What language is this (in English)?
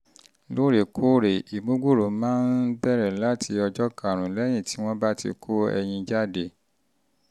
Yoruba